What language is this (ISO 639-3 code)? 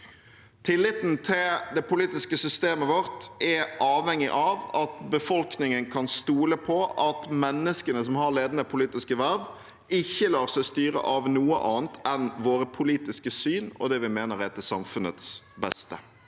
nor